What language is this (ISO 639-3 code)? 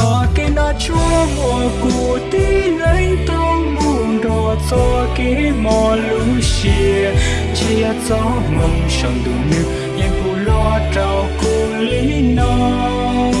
vie